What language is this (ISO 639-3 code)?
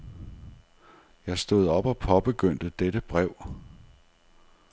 dan